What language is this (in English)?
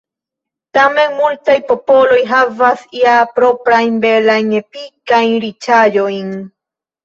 Esperanto